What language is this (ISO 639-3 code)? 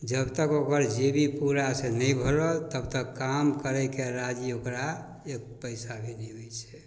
mai